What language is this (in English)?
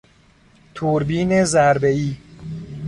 Persian